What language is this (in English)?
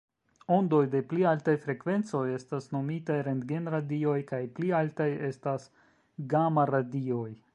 Esperanto